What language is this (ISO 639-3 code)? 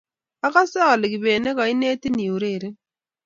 kln